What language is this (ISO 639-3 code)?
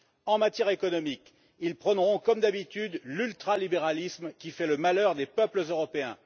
fra